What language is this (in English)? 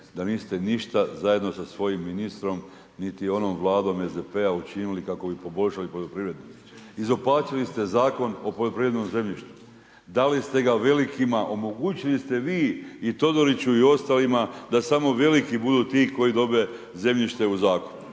Croatian